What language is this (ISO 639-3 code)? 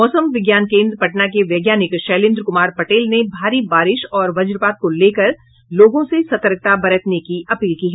hin